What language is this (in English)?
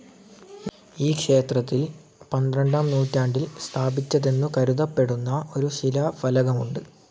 Malayalam